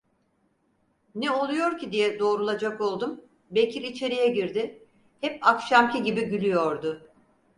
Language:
Turkish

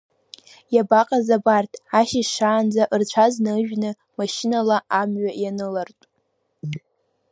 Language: Abkhazian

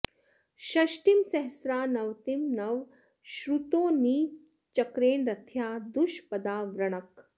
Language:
Sanskrit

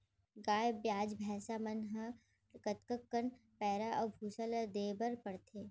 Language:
Chhattisgarhi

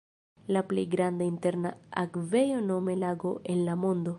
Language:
Esperanto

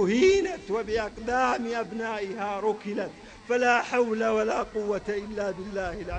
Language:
Arabic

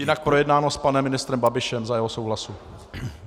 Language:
Czech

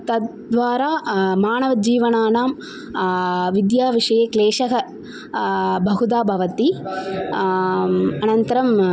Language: Sanskrit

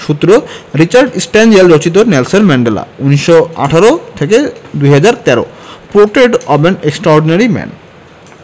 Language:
Bangla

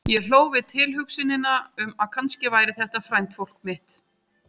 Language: Icelandic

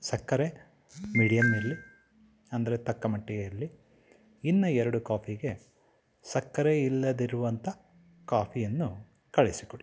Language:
Kannada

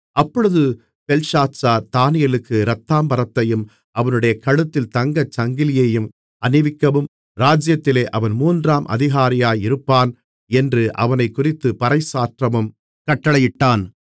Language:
Tamil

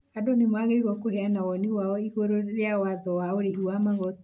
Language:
Kikuyu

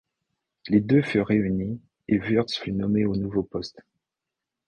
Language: French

